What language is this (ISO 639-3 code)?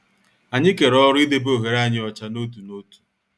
ibo